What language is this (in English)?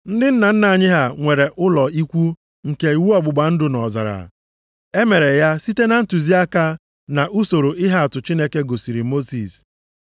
Igbo